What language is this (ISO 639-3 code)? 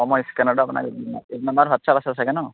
asm